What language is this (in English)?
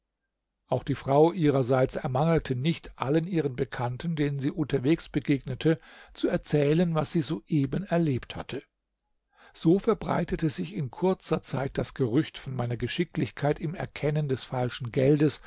German